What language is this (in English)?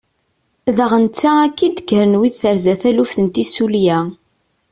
Kabyle